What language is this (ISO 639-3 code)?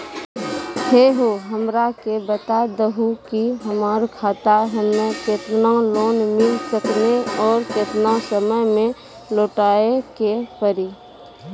mai